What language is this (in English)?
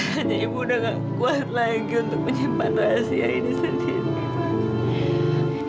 Indonesian